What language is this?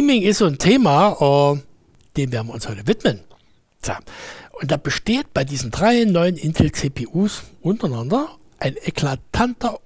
German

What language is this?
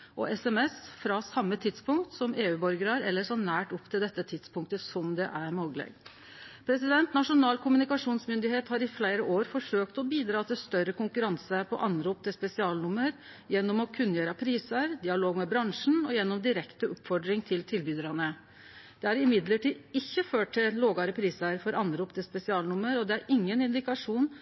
Norwegian Nynorsk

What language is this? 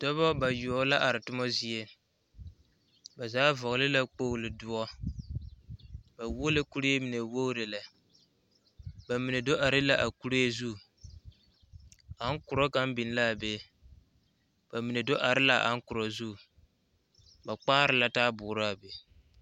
Southern Dagaare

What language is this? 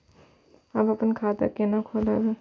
Maithili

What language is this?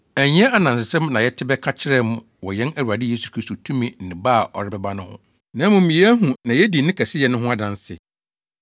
Akan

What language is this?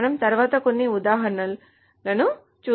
Telugu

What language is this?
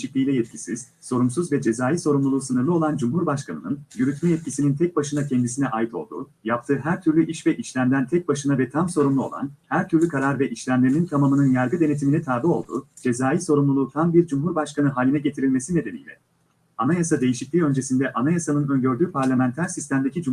Turkish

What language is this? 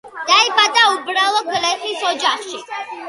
Georgian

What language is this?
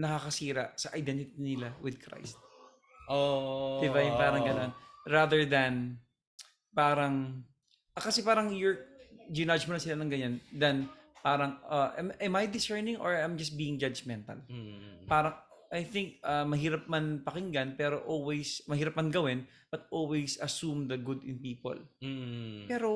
Filipino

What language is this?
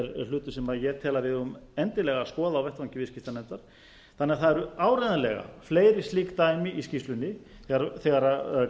Icelandic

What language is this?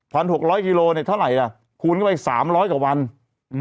Thai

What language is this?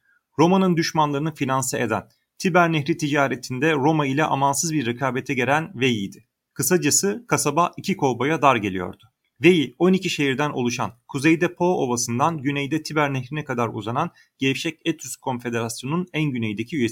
Turkish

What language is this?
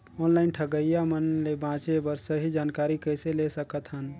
Chhattisgarhi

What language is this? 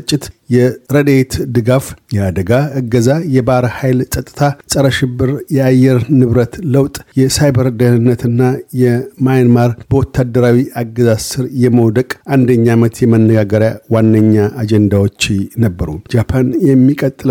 Amharic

